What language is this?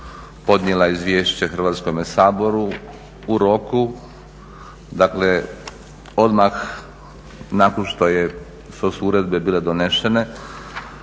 Croatian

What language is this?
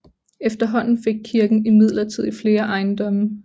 Danish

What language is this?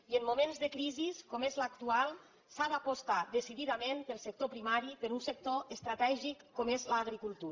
Catalan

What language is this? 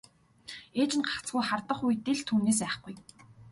Mongolian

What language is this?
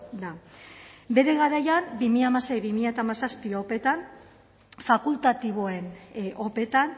Basque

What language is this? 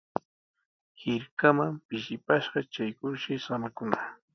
Sihuas Ancash Quechua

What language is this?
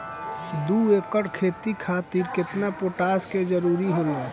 Bhojpuri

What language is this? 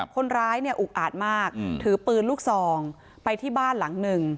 Thai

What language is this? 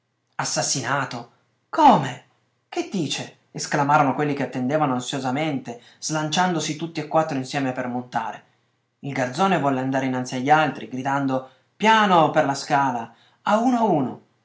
Italian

